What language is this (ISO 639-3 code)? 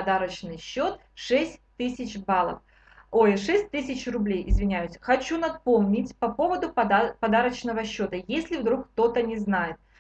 rus